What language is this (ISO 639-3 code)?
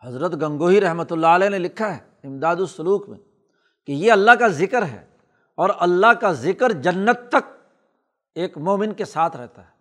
urd